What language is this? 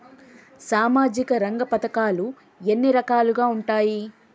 Telugu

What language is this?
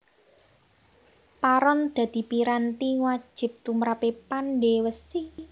Javanese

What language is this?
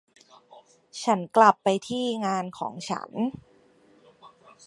Thai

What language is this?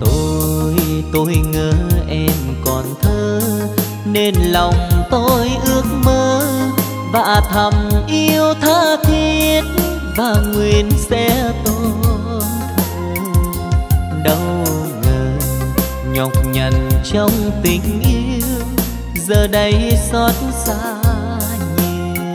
Vietnamese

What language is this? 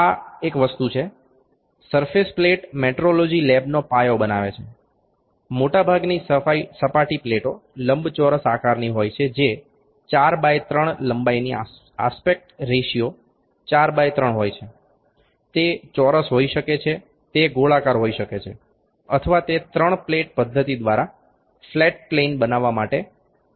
Gujarati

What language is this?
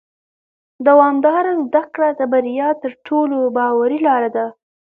Pashto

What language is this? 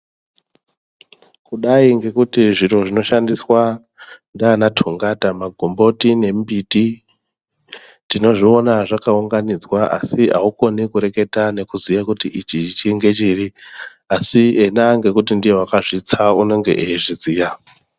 Ndau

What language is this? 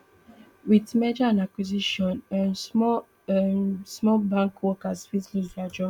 Nigerian Pidgin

